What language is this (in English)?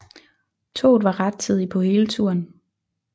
Danish